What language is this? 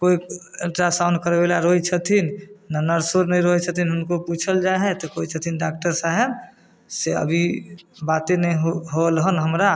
Maithili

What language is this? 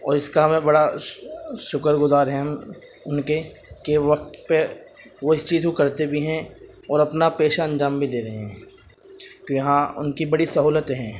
Urdu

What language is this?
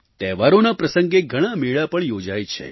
Gujarati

